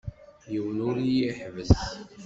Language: Kabyle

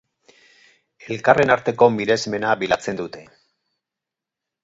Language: Basque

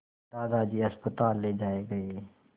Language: Hindi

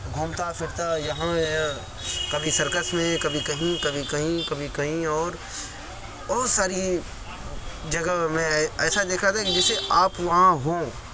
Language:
Urdu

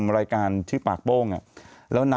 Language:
Thai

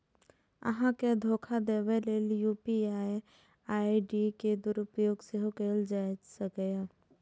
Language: Maithili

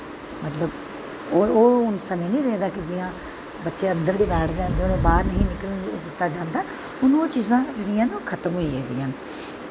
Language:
Dogri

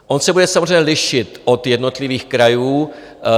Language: Czech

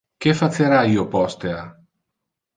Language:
Interlingua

